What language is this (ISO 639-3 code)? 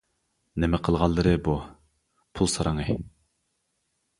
uig